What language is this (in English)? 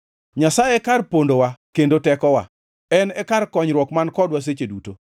Luo (Kenya and Tanzania)